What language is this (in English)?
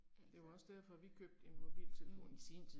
Danish